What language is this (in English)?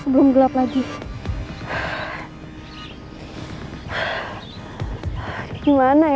Indonesian